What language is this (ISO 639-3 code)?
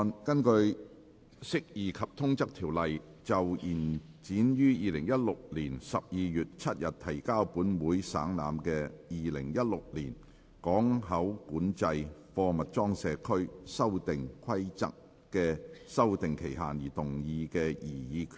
yue